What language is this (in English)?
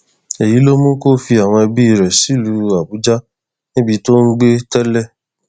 Yoruba